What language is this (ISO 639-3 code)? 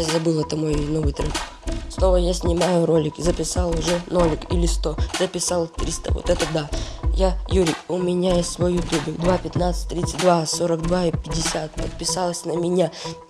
rus